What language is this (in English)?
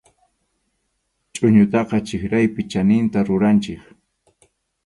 Arequipa-La Unión Quechua